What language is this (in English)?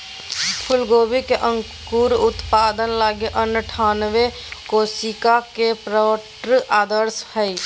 Magahi